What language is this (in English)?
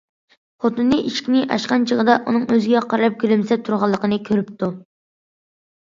Uyghur